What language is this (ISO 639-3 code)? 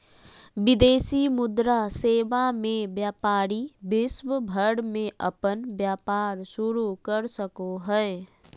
mag